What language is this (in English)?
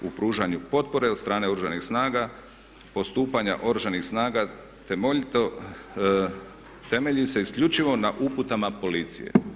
Croatian